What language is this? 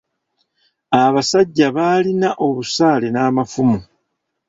Ganda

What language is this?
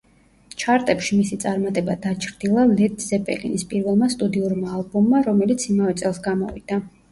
Georgian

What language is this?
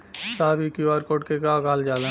Bhojpuri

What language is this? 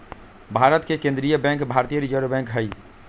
Magahi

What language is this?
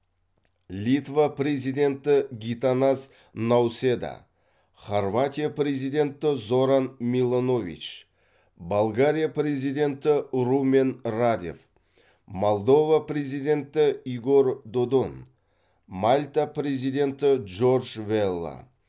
Kazakh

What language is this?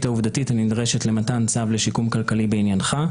Hebrew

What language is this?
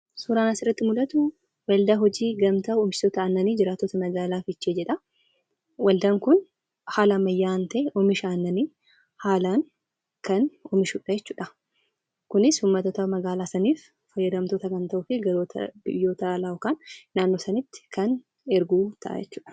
Oromo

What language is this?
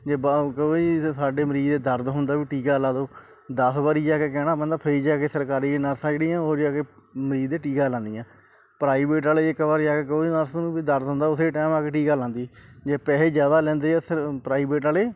Punjabi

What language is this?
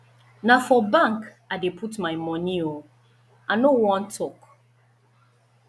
Nigerian Pidgin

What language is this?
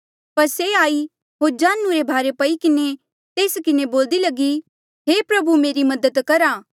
Mandeali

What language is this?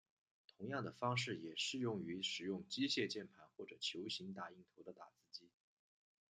Chinese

